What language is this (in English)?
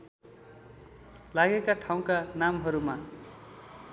Nepali